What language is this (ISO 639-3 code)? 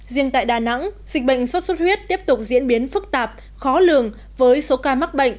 vie